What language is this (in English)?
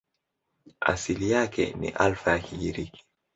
Swahili